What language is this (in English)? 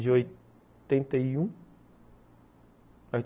Portuguese